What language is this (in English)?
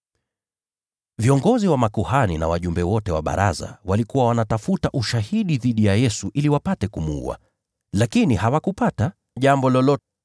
Swahili